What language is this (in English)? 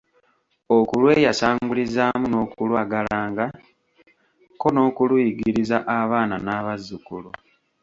Ganda